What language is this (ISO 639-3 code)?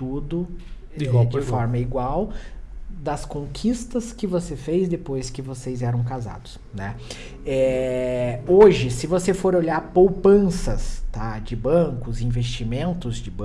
por